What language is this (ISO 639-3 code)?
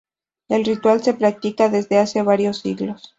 spa